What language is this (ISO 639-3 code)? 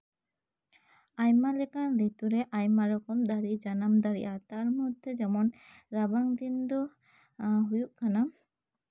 sat